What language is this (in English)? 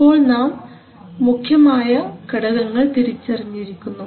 Malayalam